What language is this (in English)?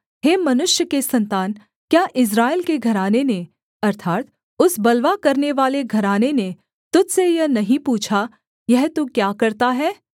Hindi